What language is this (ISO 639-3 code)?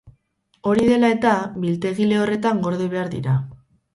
eus